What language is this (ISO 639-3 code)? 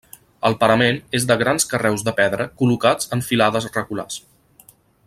cat